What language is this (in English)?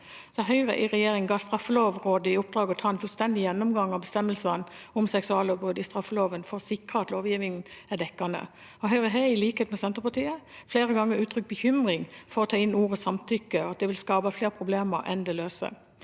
Norwegian